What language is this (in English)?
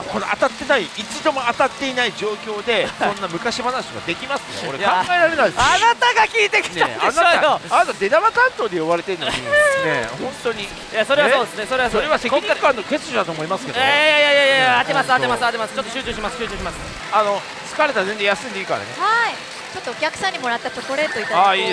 Japanese